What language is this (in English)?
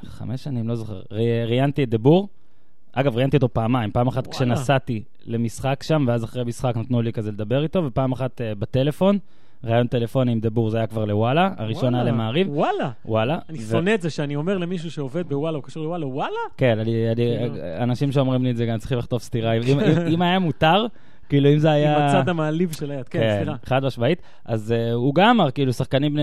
Hebrew